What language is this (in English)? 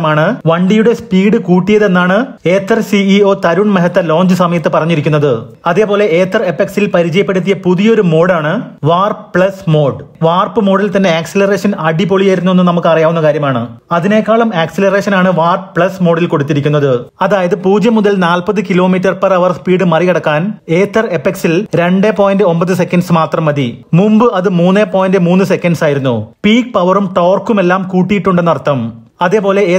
Malayalam